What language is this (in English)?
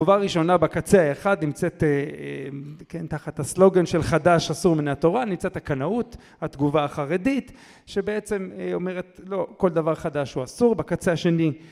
Hebrew